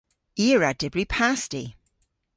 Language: Cornish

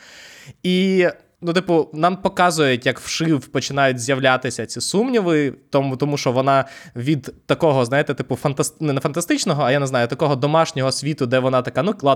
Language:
Ukrainian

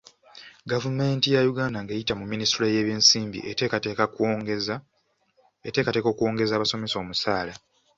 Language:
Ganda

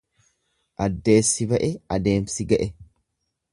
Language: Oromo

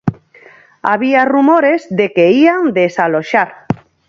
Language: Galician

